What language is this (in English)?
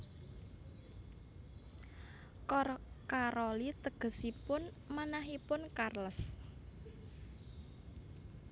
Javanese